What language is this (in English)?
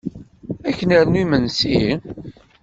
Kabyle